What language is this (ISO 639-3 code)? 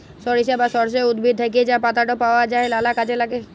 ben